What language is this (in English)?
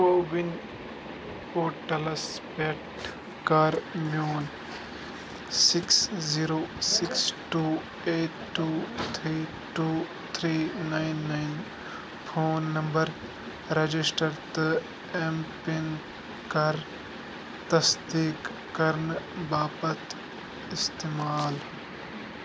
Kashmiri